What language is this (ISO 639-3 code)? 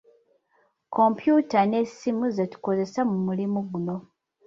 lug